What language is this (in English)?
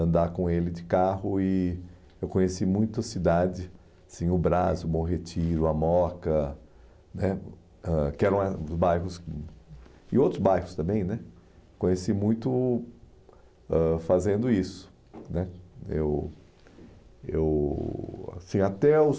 Portuguese